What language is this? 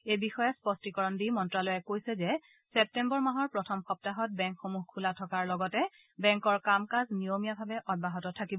Assamese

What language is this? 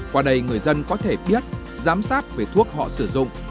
Vietnamese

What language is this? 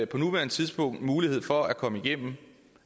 Danish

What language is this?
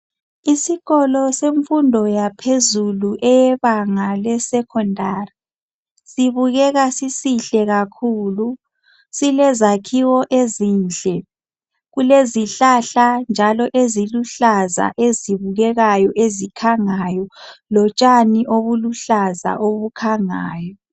North Ndebele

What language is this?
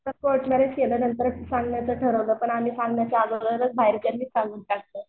Marathi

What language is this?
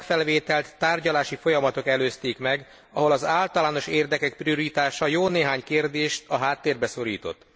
Hungarian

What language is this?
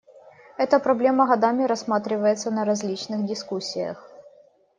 Russian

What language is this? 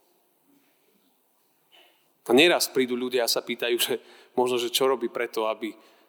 Slovak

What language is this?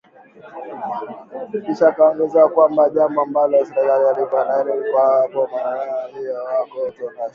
Swahili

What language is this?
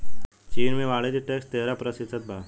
Bhojpuri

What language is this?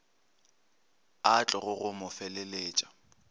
Northern Sotho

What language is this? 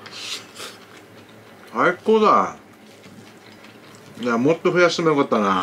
Japanese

